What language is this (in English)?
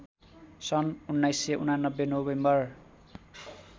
Nepali